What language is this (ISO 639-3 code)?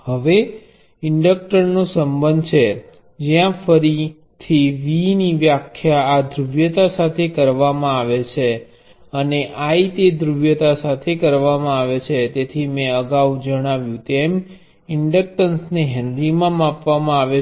guj